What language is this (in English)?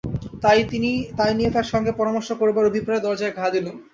Bangla